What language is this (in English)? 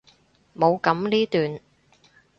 Cantonese